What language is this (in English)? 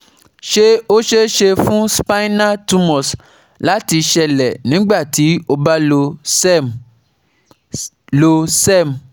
Yoruba